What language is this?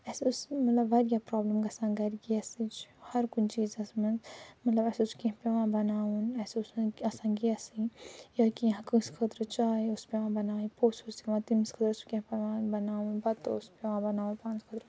Kashmiri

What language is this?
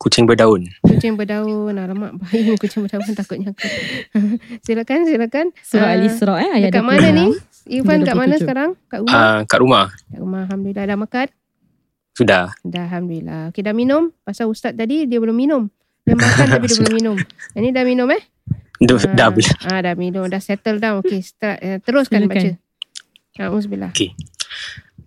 Malay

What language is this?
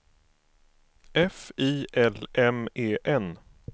Swedish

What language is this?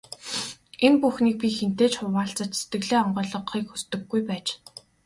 Mongolian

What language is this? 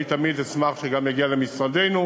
Hebrew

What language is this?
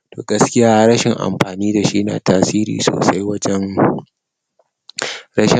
Hausa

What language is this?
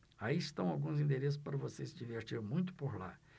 Portuguese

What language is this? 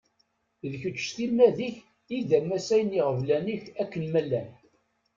Kabyle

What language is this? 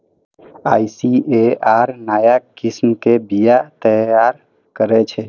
Maithili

